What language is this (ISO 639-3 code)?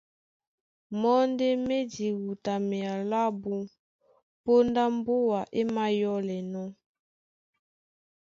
dua